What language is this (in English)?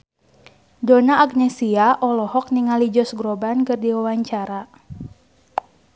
Sundanese